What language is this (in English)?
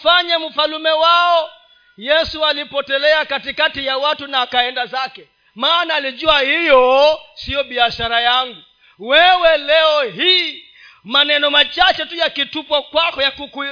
Swahili